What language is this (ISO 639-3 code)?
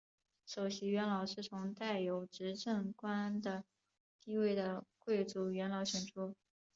zho